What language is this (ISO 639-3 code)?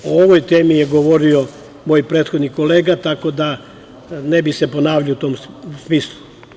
srp